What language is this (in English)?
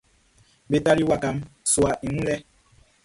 Baoulé